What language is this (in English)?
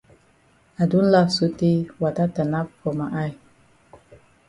Cameroon Pidgin